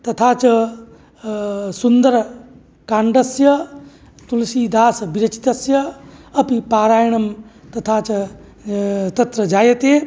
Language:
Sanskrit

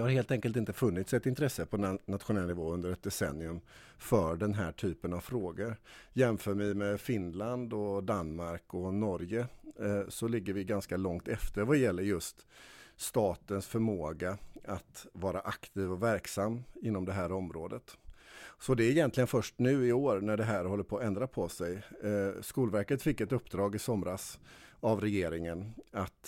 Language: Swedish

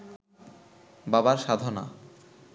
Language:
Bangla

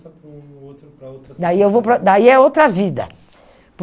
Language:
Portuguese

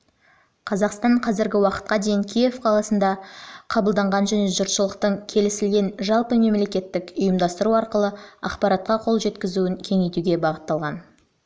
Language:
Kazakh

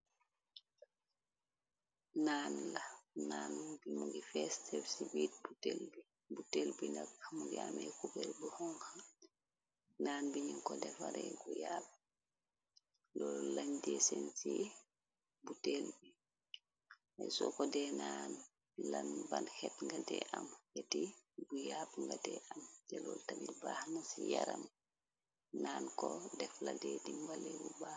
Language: Wolof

